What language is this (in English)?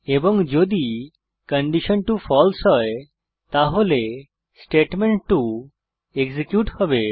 Bangla